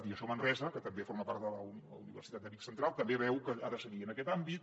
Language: Catalan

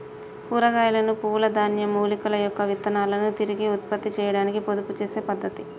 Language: Telugu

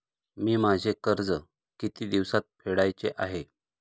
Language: Marathi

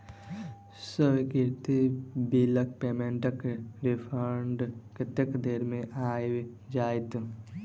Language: Maithili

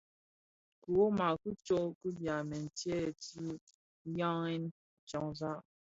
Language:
Bafia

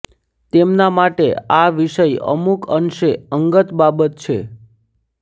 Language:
Gujarati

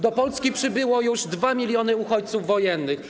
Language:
Polish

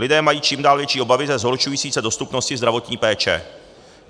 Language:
Czech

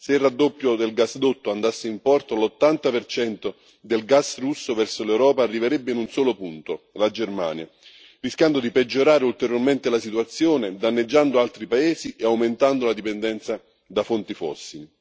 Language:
Italian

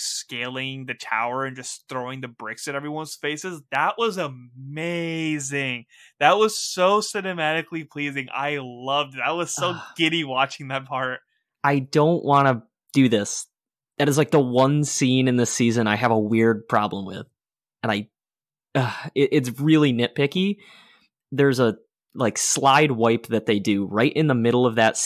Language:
English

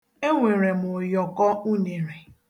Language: Igbo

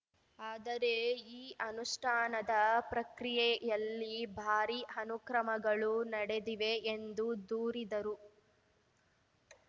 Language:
Kannada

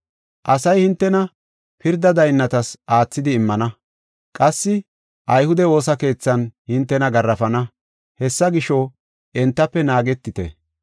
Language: Gofa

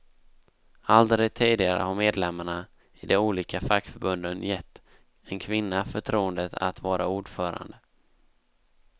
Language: Swedish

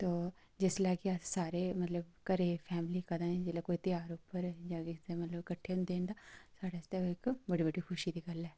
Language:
Dogri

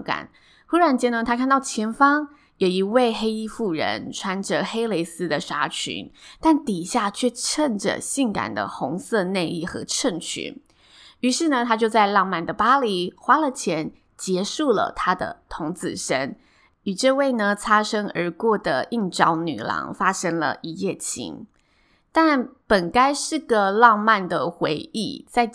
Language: Chinese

